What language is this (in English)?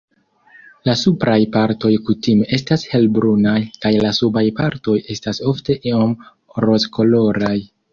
Esperanto